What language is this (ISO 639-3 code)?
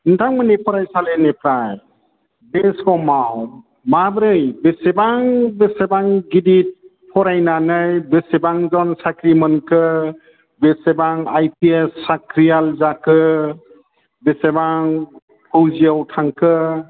brx